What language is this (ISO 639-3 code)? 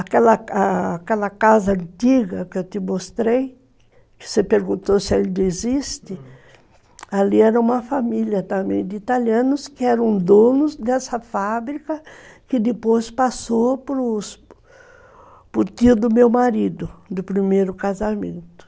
por